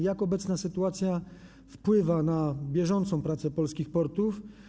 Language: Polish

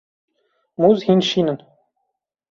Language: Kurdish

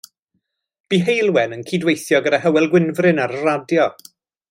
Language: Welsh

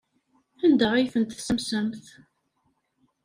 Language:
Kabyle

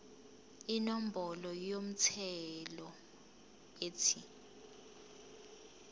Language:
Zulu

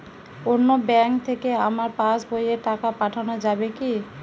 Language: Bangla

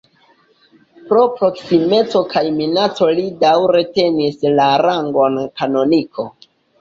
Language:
Esperanto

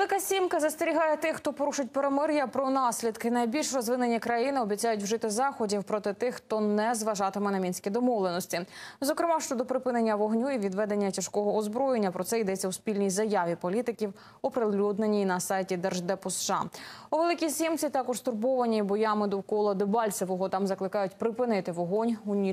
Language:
Ukrainian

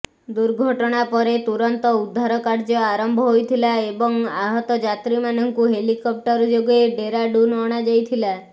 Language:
Odia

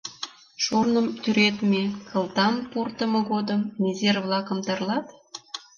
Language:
Mari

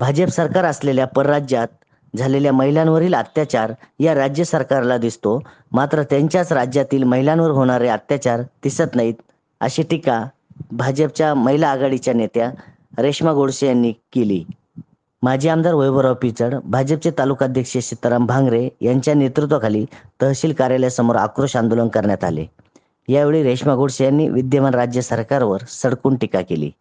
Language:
Marathi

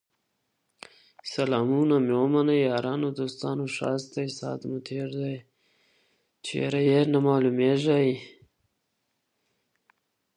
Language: Pashto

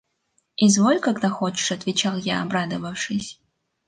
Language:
Russian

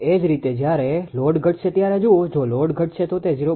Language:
Gujarati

